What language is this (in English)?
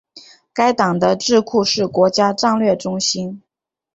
Chinese